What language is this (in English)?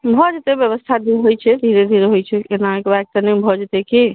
Maithili